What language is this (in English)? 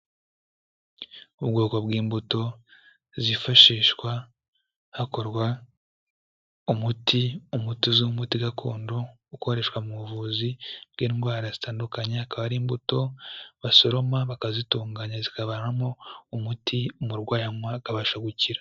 Kinyarwanda